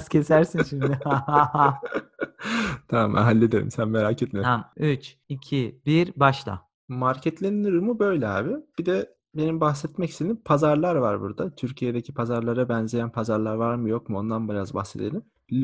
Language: Turkish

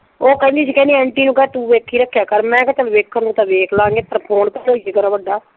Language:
Punjabi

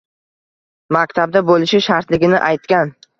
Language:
Uzbek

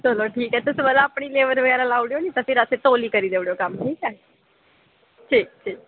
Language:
Dogri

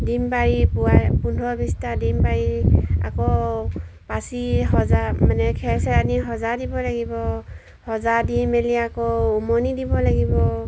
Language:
Assamese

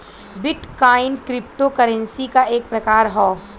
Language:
Bhojpuri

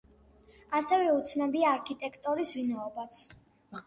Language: Georgian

